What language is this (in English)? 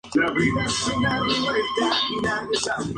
Spanish